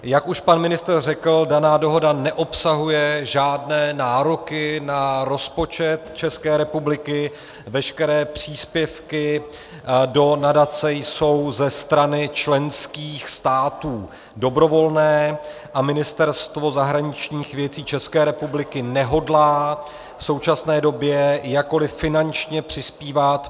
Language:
Czech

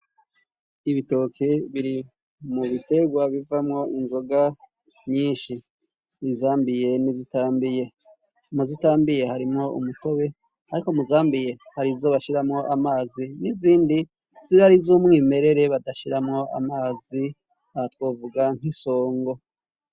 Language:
Rundi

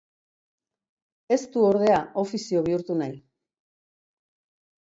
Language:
Basque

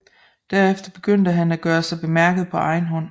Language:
Danish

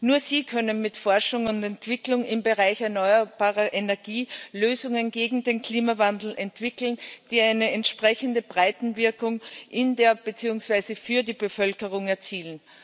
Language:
German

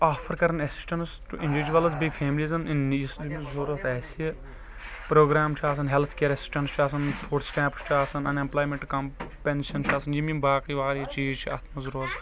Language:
Kashmiri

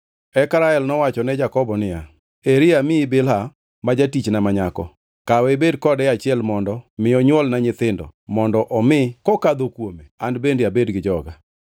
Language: Luo (Kenya and Tanzania)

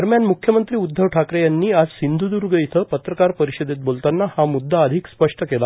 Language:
Marathi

